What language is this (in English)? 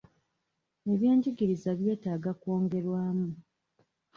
Ganda